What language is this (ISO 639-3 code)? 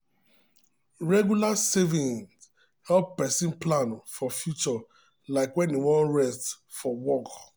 pcm